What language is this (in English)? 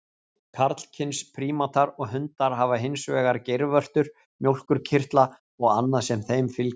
Icelandic